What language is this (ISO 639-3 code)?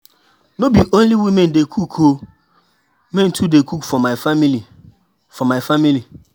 pcm